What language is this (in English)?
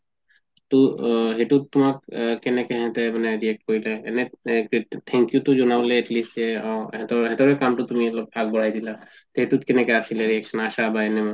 Assamese